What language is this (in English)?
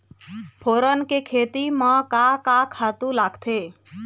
Chhattisgarhi